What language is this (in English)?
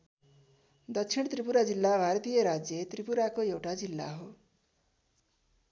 Nepali